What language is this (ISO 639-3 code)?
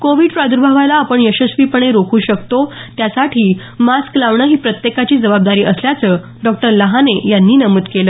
mar